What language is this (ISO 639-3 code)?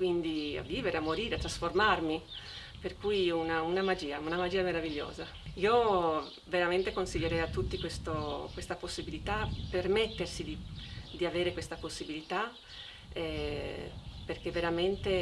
ita